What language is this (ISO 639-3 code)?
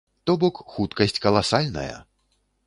bel